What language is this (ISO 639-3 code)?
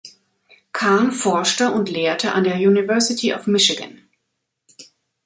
deu